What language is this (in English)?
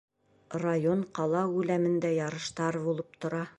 Bashkir